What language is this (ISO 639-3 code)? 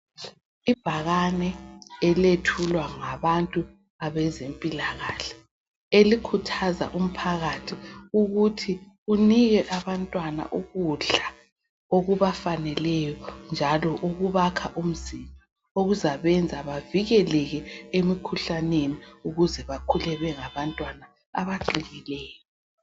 nde